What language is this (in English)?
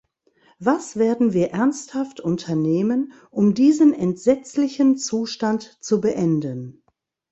German